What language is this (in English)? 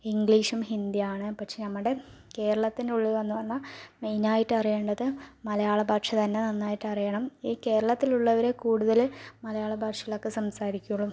Malayalam